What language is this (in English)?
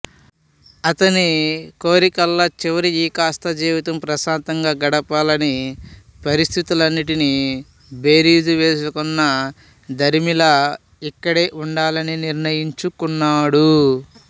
Telugu